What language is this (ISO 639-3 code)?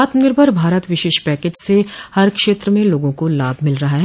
hin